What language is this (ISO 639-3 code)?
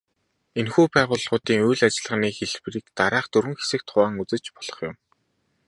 mon